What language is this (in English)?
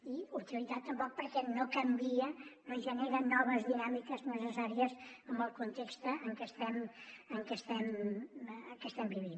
Catalan